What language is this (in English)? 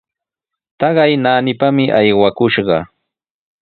Sihuas Ancash Quechua